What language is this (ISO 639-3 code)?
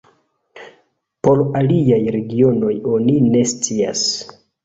epo